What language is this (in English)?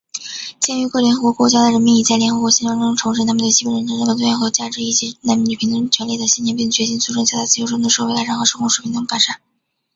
Chinese